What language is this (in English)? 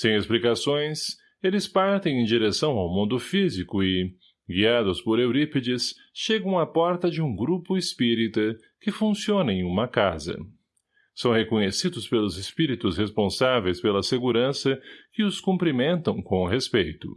Portuguese